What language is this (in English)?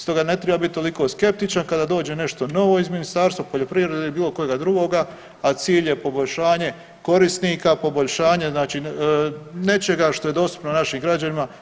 Croatian